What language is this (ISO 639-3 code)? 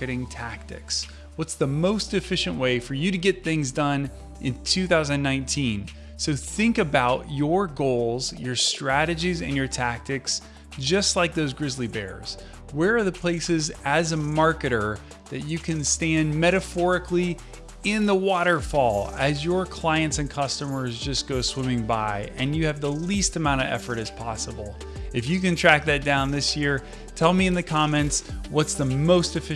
eng